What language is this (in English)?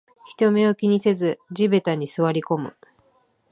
Japanese